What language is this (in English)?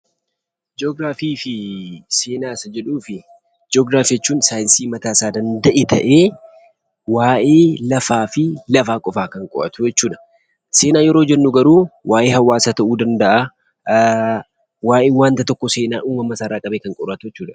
Oromo